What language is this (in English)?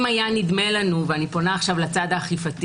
Hebrew